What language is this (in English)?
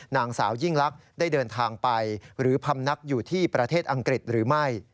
Thai